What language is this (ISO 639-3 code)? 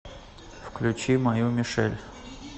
rus